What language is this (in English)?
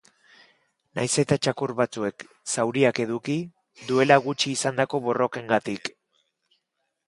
Basque